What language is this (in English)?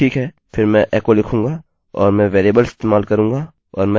Hindi